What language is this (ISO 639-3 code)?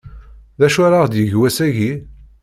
kab